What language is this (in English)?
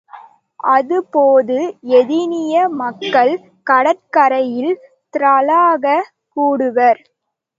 Tamil